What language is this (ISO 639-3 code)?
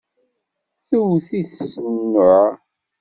kab